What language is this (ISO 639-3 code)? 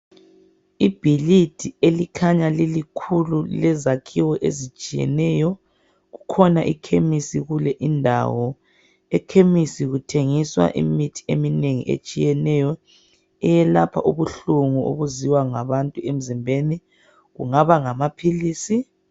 nde